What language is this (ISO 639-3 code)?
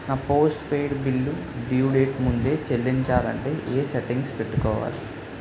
tel